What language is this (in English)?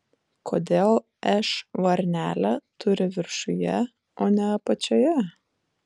Lithuanian